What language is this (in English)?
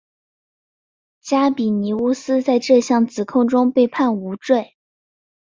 Chinese